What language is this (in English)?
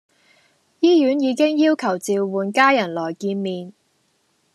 Cantonese